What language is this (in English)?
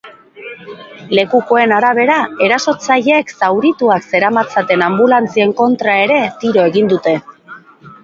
Basque